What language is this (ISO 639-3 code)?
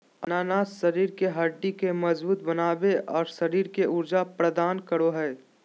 mag